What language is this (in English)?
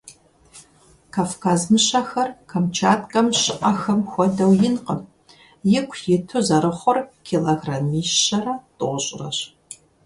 Kabardian